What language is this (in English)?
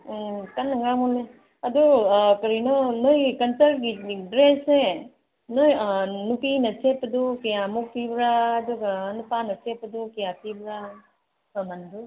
Manipuri